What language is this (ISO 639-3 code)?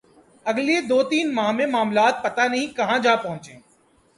urd